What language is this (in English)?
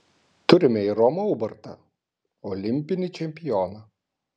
Lithuanian